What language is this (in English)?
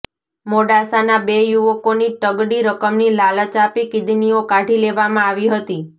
Gujarati